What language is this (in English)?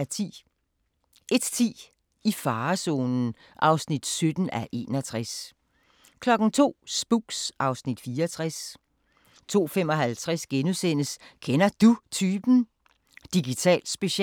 Danish